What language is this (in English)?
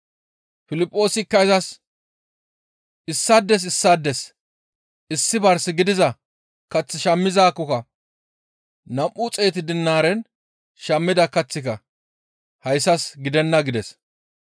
Gamo